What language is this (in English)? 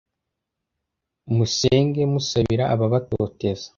Kinyarwanda